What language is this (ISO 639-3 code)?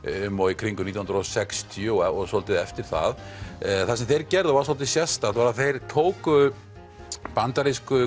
isl